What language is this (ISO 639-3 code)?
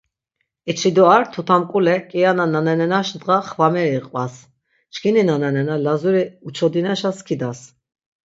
lzz